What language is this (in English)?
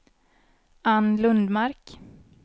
Swedish